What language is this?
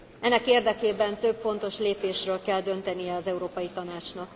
Hungarian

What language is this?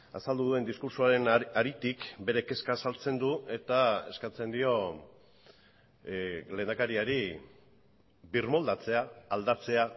Basque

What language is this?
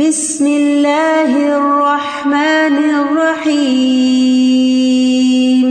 Urdu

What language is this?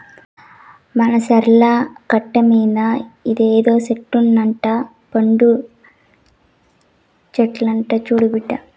Telugu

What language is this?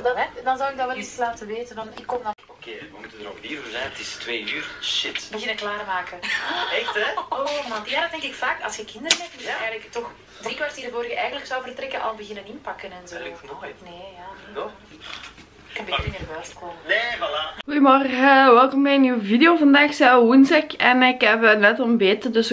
Dutch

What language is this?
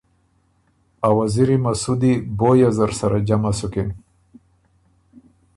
Ormuri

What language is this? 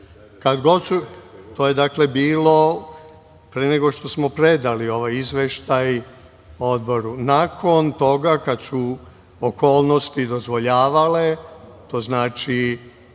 Serbian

